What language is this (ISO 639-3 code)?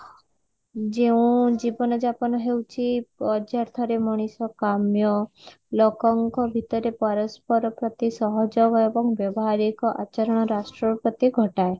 ori